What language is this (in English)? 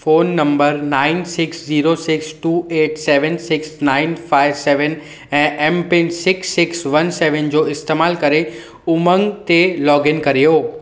Sindhi